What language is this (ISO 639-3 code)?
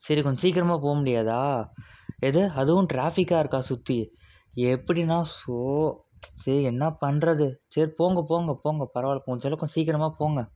tam